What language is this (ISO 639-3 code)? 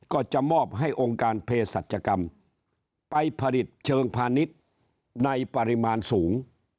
tha